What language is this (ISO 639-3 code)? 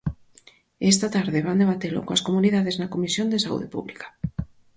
glg